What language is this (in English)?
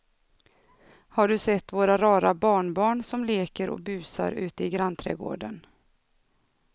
Swedish